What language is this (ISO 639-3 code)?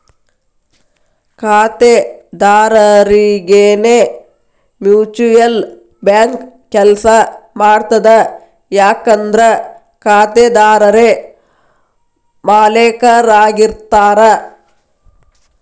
kan